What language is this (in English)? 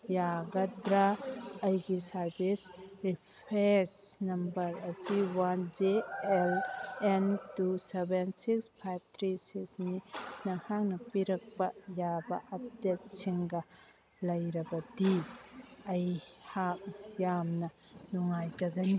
Manipuri